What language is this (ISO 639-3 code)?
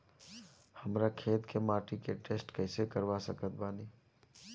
bho